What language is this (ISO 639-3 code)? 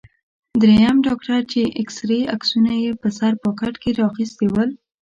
pus